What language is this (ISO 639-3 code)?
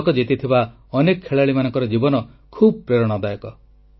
ori